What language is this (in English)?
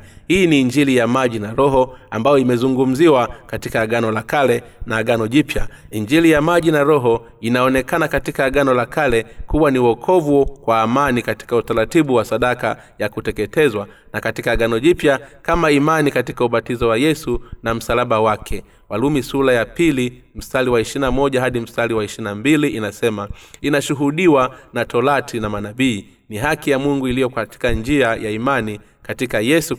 Swahili